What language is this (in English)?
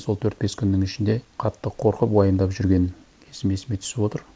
Kazakh